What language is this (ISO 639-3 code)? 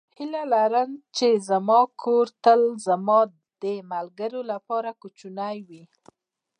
pus